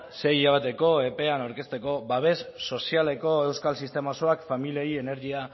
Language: Basque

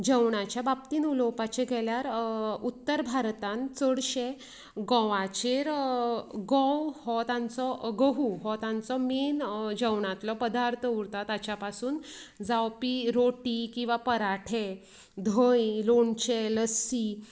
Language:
Konkani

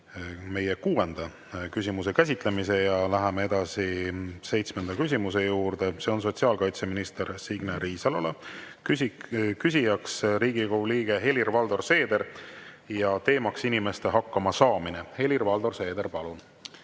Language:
Estonian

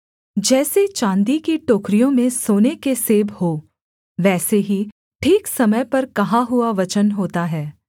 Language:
Hindi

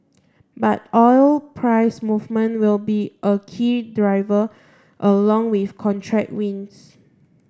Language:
English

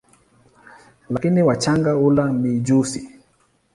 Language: Swahili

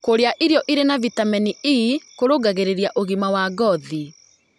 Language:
Kikuyu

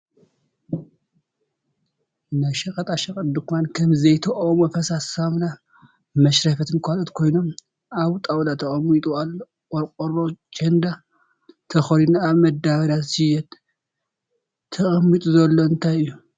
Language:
Tigrinya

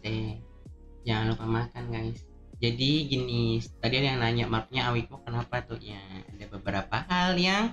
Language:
Indonesian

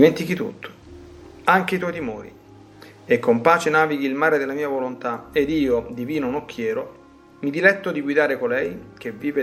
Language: Italian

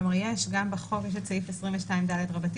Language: Hebrew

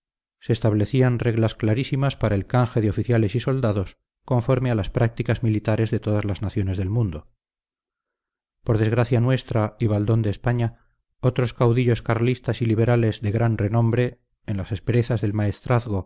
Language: Spanish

